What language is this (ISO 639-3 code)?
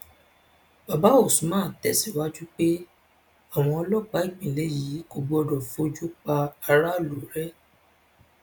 yor